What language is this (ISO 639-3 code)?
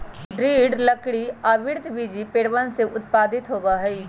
mag